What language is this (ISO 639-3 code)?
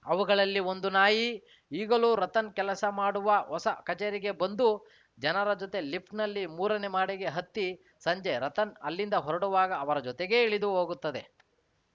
kan